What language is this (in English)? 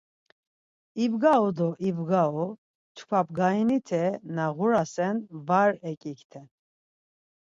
Laz